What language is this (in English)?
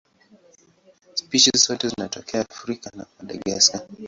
Swahili